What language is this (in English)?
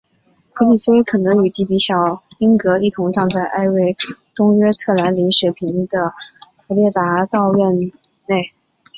Chinese